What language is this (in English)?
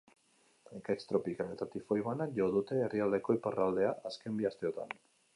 Basque